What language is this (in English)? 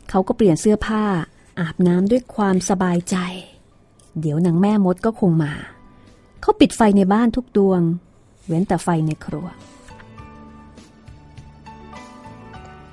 Thai